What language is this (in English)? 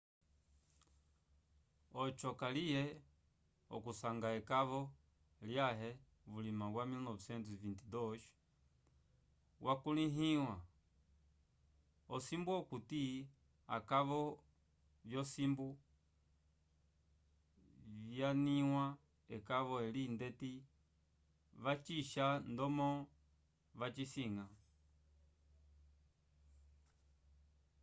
Umbundu